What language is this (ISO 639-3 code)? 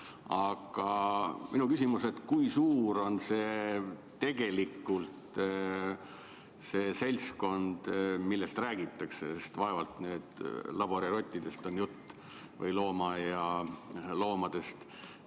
est